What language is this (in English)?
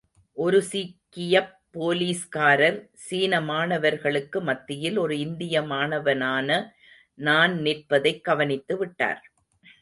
Tamil